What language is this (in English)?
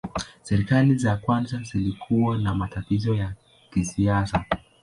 Swahili